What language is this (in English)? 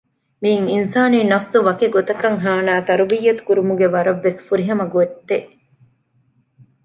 Divehi